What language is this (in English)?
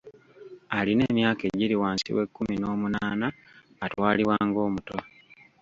Ganda